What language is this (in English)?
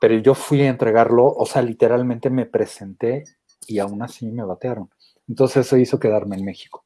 Spanish